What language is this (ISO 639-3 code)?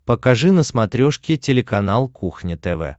rus